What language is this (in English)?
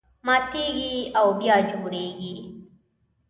Pashto